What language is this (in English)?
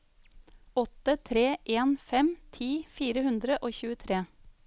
Norwegian